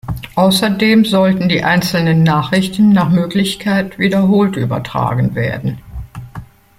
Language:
German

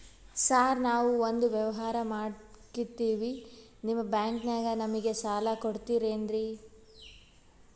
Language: Kannada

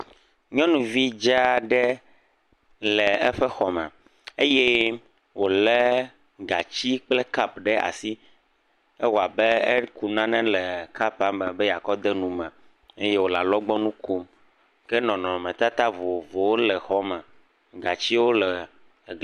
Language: Ewe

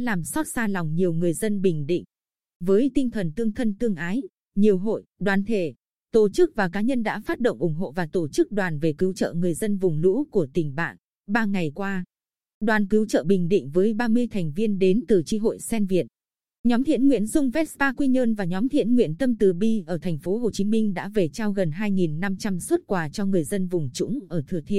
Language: Vietnamese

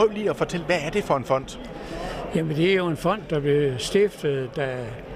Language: Danish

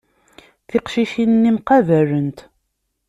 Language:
Kabyle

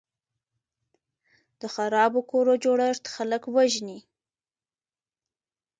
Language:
Pashto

